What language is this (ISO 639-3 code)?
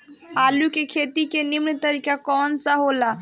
bho